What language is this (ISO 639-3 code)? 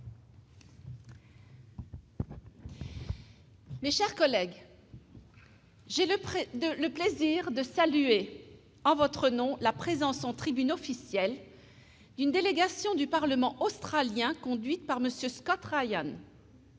fra